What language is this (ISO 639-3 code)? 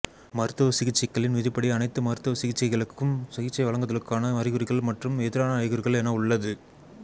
tam